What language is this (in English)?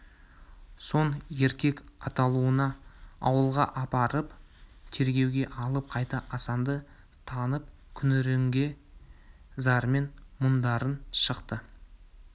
Kazakh